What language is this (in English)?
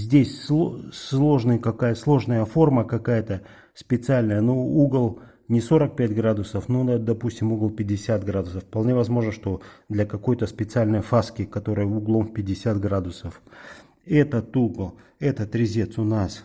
Russian